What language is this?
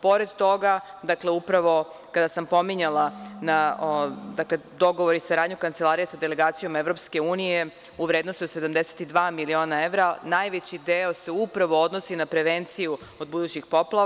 Serbian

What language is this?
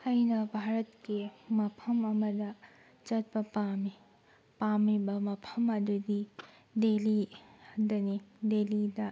Manipuri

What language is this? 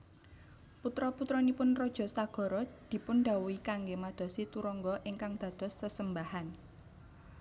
Javanese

